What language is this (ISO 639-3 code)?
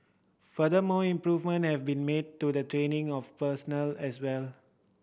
eng